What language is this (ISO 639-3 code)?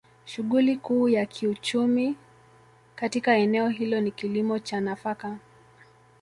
swa